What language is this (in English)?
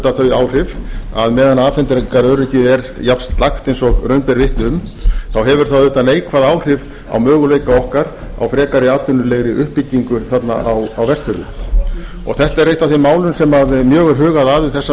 Icelandic